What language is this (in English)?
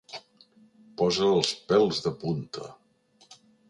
Catalan